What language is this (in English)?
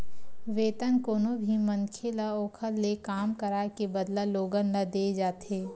Chhattisgarhi